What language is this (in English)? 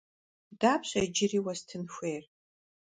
Kabardian